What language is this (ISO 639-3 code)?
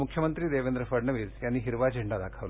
mar